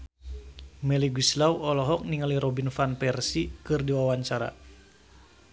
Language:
Sundanese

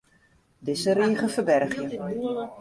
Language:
Western Frisian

